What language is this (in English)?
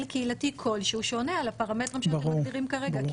Hebrew